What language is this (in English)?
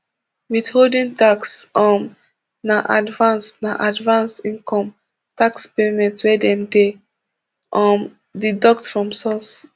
Nigerian Pidgin